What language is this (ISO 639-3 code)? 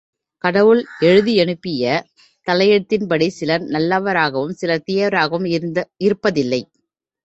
tam